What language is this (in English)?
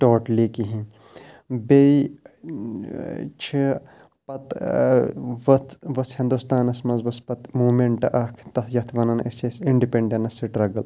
Kashmiri